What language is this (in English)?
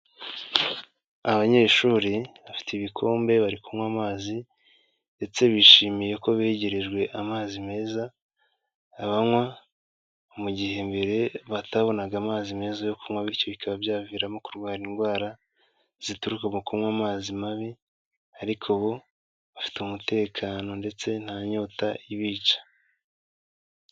Kinyarwanda